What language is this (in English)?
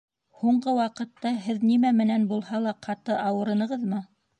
Bashkir